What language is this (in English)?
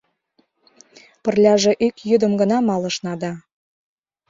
Mari